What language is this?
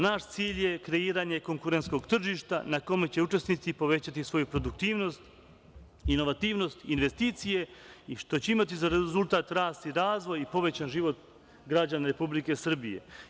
Serbian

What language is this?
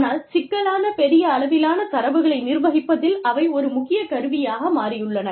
Tamil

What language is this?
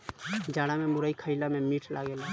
Bhojpuri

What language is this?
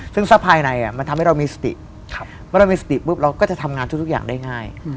Thai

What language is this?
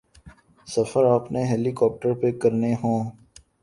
Urdu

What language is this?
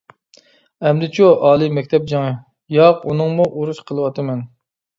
Uyghur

